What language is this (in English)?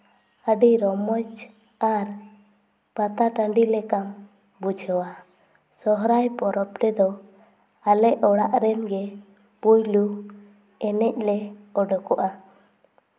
Santali